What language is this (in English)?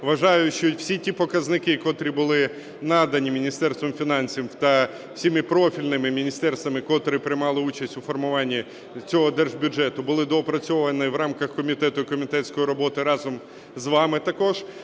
Ukrainian